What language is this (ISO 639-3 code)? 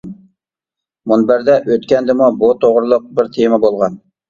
uig